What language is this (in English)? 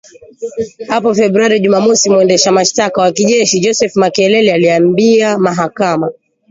Swahili